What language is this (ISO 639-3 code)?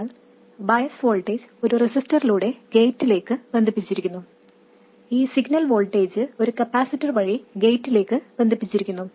mal